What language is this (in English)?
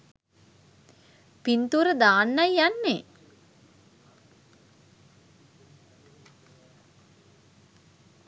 Sinhala